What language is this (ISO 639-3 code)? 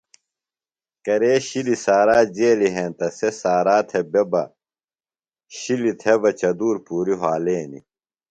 phl